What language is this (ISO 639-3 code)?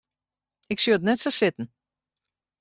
fry